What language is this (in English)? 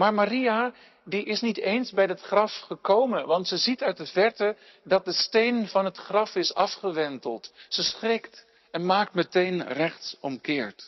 Dutch